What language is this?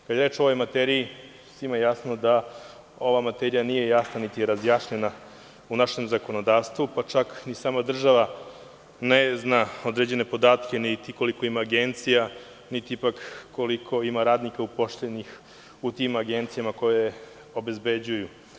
Serbian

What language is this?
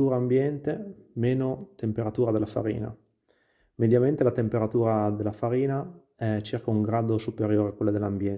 Italian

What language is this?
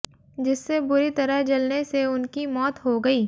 Hindi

